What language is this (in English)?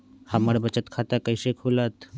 Magahi